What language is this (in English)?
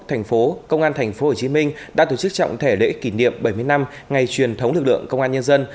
Vietnamese